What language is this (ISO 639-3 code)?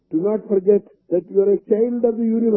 hin